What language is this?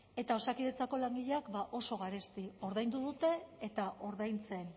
Basque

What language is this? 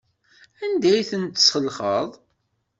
Kabyle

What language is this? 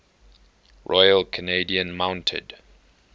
English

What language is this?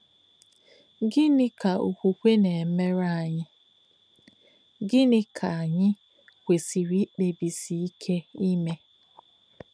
Igbo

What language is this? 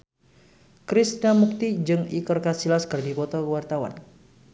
Sundanese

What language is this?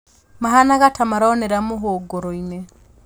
Kikuyu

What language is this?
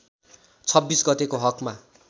Nepali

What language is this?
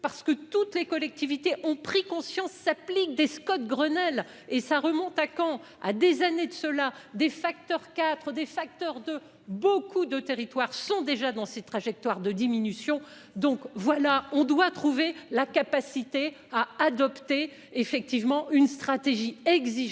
French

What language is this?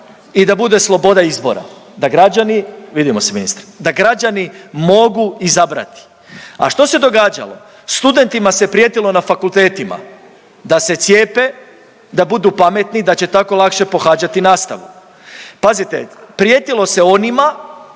Croatian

